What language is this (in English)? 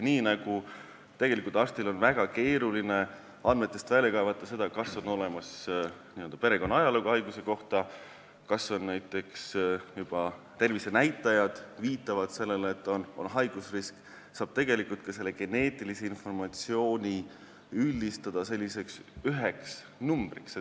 Estonian